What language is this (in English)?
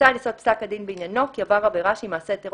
Hebrew